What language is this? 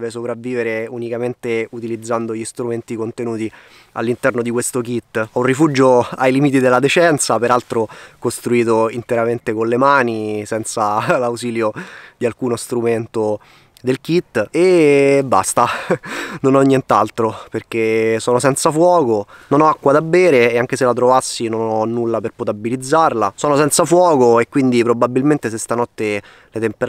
Italian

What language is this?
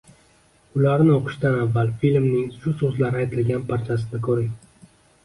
Uzbek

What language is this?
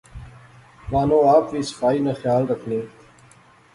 Pahari-Potwari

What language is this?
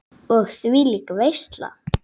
Icelandic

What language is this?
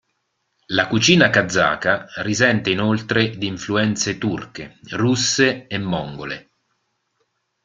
Italian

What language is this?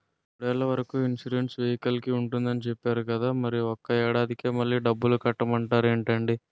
Telugu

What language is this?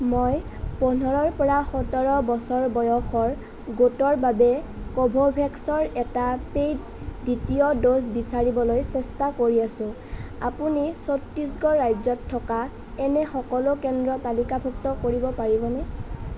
Assamese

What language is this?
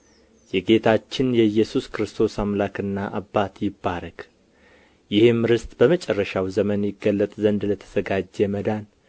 Amharic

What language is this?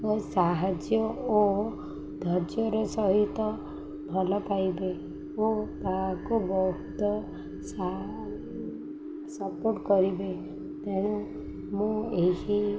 Odia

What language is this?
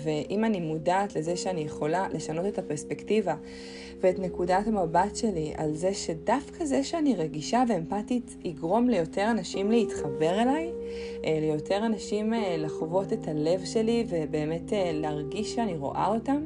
Hebrew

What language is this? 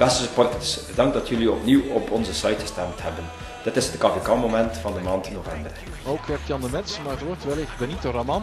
Dutch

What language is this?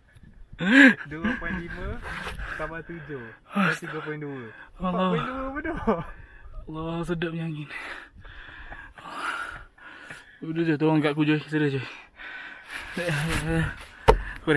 Malay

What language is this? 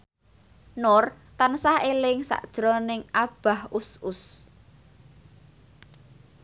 Javanese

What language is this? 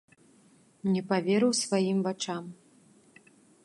Belarusian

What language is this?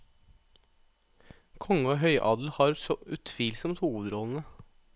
Norwegian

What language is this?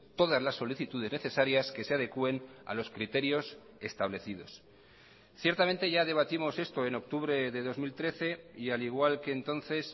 Spanish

